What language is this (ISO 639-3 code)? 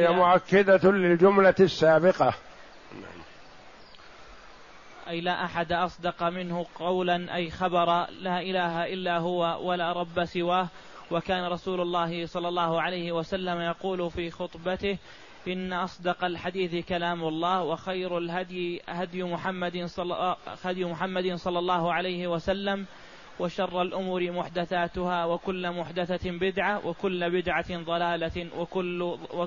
ara